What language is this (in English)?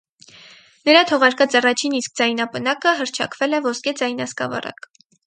Armenian